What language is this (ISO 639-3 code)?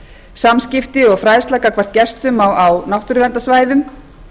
isl